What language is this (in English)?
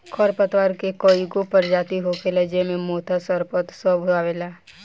Bhojpuri